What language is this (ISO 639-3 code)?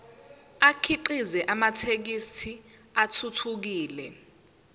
zul